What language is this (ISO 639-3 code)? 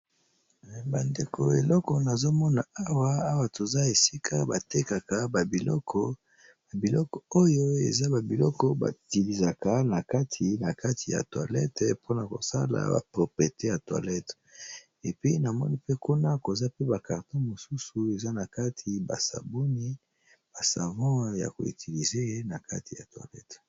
lin